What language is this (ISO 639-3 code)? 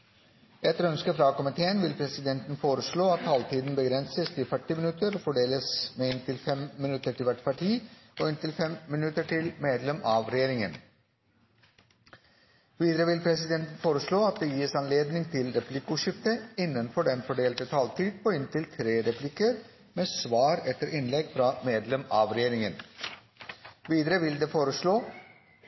nob